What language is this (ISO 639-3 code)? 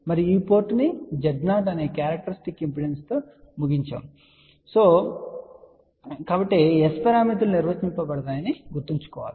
tel